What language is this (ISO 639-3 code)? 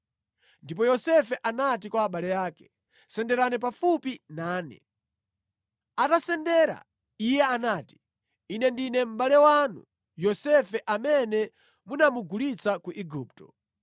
nya